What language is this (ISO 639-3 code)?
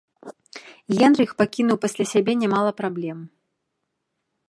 bel